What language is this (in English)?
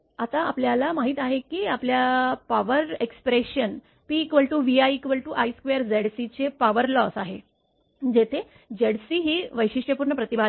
Marathi